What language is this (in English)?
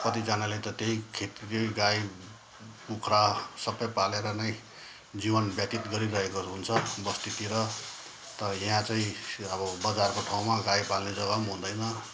Nepali